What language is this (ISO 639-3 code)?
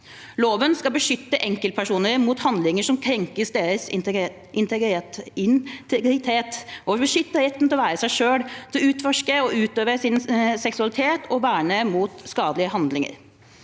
nor